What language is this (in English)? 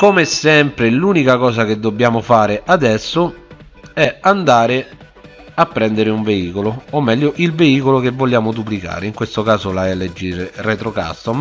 Italian